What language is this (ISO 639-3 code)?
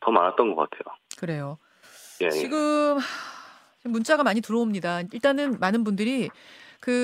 kor